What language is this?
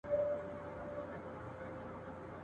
Pashto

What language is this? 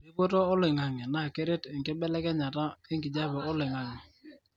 Masai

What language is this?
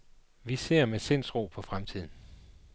Danish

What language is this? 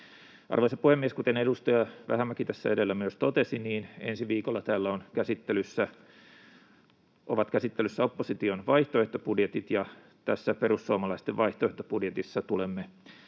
Finnish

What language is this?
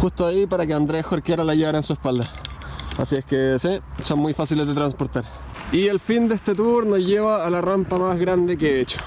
Spanish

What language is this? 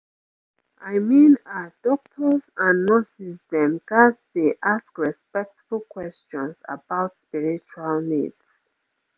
Nigerian Pidgin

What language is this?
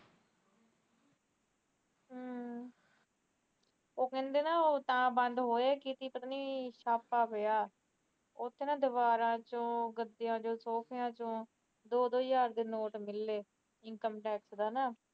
Punjabi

